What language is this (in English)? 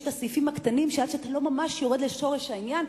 Hebrew